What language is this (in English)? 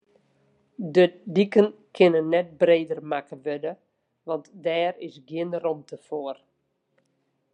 Western Frisian